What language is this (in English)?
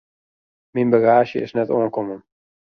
Western Frisian